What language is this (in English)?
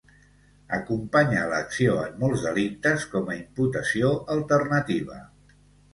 Catalan